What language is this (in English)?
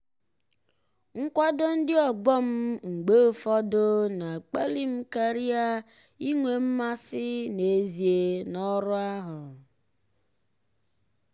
Igbo